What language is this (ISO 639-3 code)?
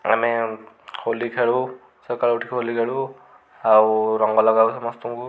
ori